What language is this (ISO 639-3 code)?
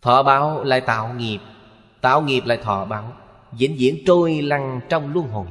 vie